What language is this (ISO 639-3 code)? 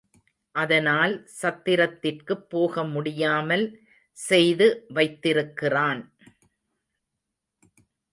tam